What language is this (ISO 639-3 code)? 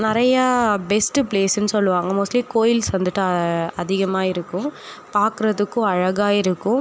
tam